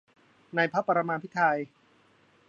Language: Thai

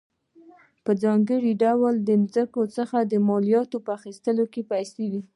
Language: Pashto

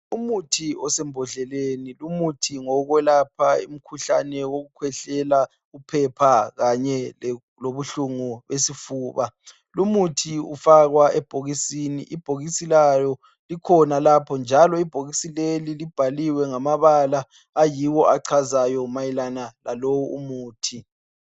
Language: North Ndebele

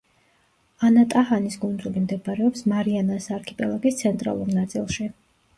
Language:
Georgian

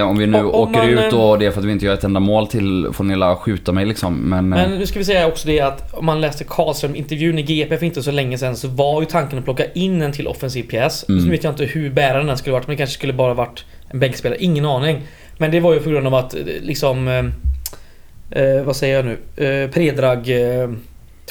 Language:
Swedish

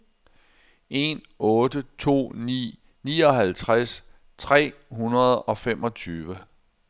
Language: Danish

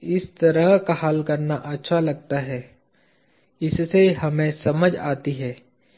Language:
Hindi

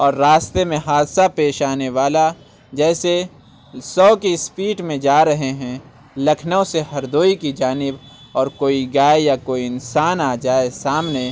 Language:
Urdu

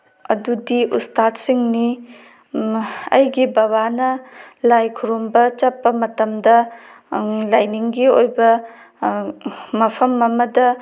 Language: Manipuri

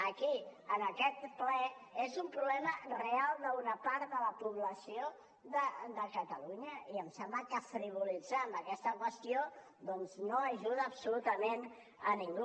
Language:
Catalan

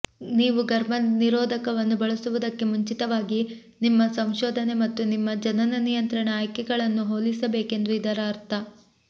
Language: Kannada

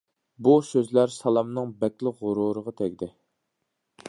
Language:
Uyghur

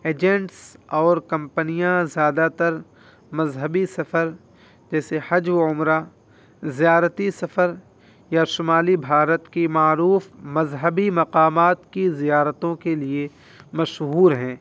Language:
Urdu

